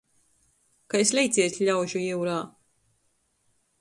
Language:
Latgalian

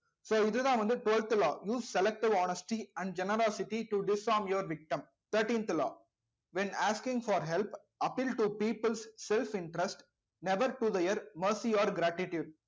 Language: Tamil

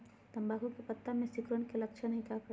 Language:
Magahi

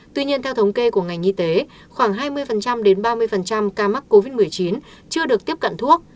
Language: Vietnamese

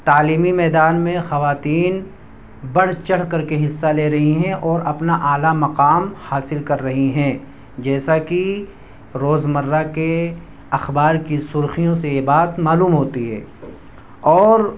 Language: Urdu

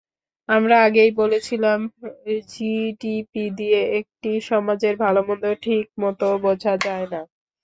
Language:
Bangla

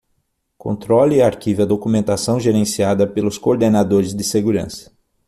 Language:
Portuguese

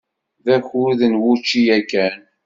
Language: Kabyle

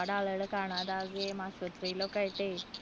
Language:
Malayalam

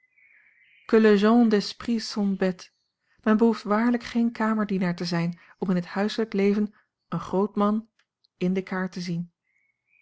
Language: Dutch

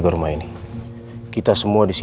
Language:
Indonesian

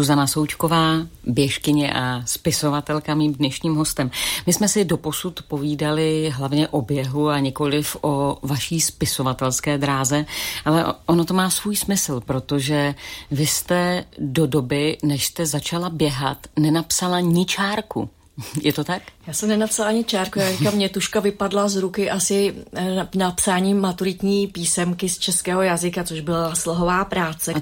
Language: Czech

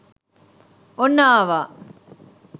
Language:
Sinhala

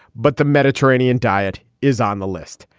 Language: English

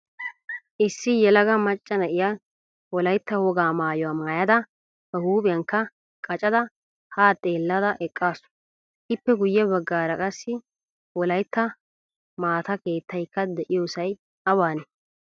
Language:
Wolaytta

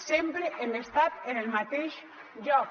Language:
Catalan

